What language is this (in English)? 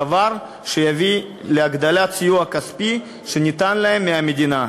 Hebrew